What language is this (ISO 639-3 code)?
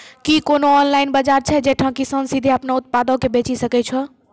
mai